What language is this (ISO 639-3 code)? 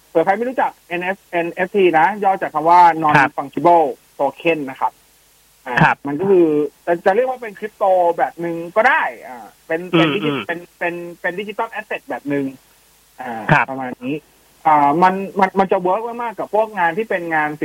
tha